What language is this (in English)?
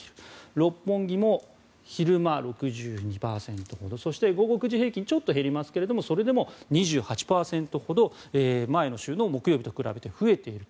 Japanese